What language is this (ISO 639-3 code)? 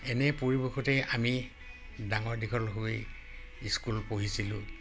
asm